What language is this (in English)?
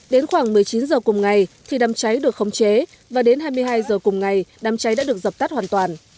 Vietnamese